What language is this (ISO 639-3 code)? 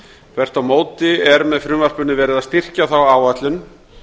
isl